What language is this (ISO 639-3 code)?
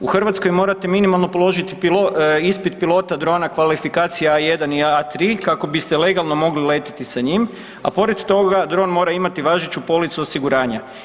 hrv